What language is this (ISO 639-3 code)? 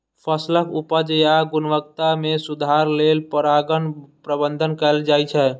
mai